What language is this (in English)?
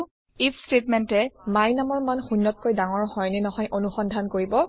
Assamese